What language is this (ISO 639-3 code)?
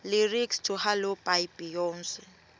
ssw